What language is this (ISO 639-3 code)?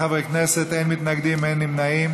heb